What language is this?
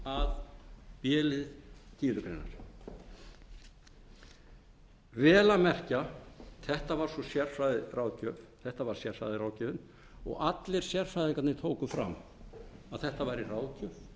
Icelandic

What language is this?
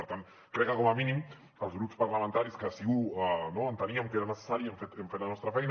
Catalan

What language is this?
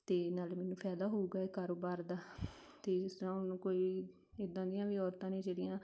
Punjabi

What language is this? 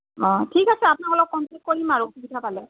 Assamese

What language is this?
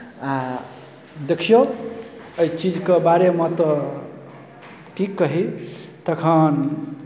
Maithili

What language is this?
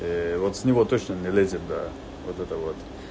Russian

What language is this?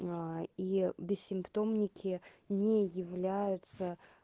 Russian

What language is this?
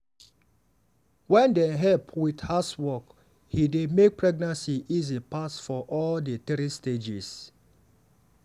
Nigerian Pidgin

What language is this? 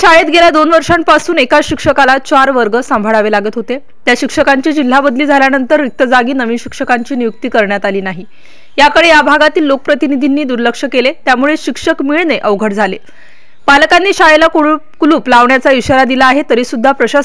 Romanian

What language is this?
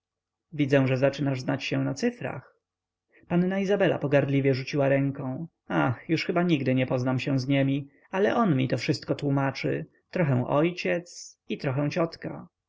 Polish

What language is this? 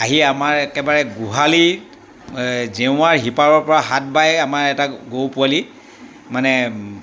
Assamese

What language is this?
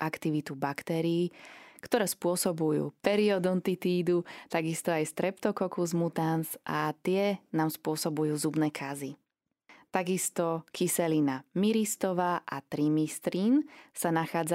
Slovak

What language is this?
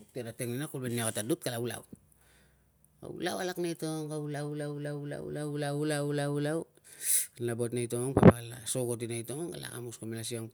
Tungag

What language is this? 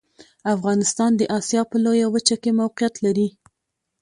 Pashto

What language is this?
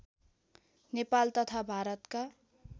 Nepali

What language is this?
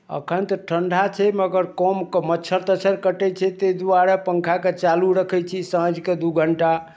Maithili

